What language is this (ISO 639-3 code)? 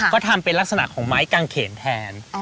tha